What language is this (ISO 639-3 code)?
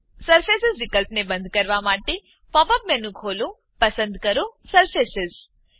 guj